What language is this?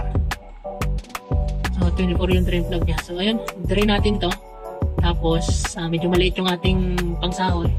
Filipino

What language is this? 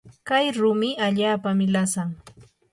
Yanahuanca Pasco Quechua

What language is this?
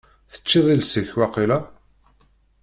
Kabyle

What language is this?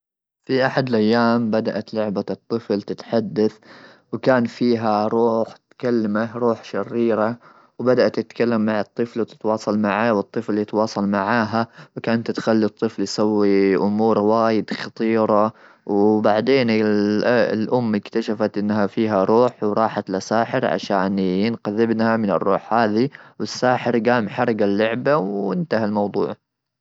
Gulf Arabic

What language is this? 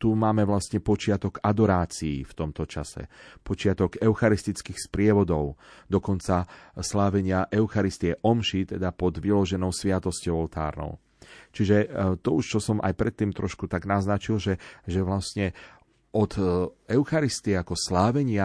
Slovak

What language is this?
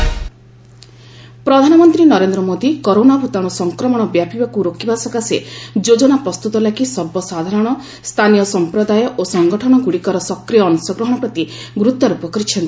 Odia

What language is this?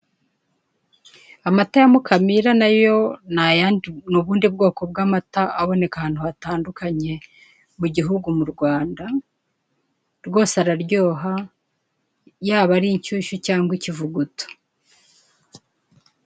Kinyarwanda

